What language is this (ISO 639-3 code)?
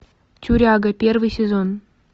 rus